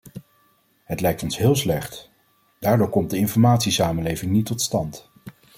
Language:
Dutch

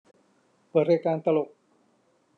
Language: Thai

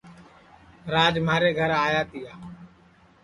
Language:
Sansi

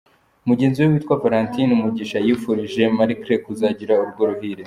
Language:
Kinyarwanda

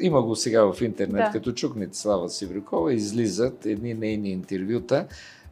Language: Bulgarian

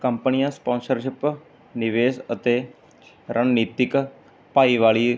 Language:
Punjabi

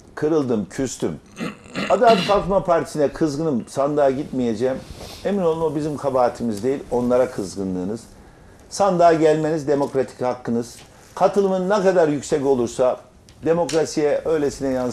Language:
Turkish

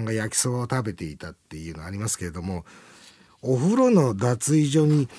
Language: Japanese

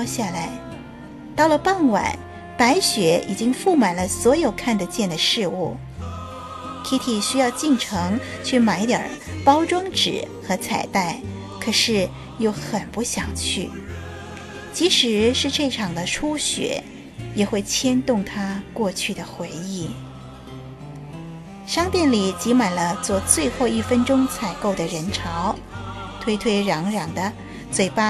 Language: Chinese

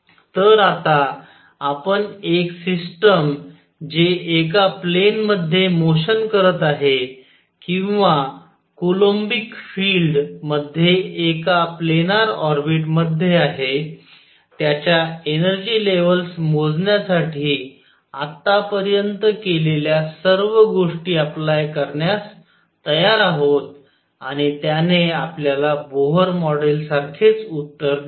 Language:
Marathi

